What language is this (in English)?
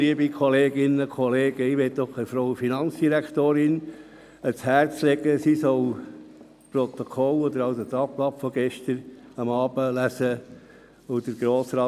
Swiss German